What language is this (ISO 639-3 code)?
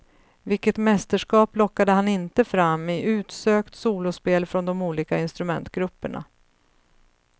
swe